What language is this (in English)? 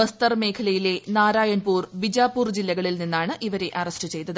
Malayalam